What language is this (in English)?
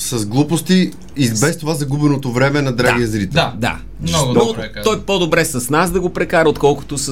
Bulgarian